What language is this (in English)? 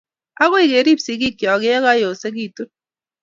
Kalenjin